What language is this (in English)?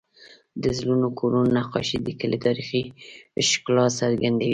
Pashto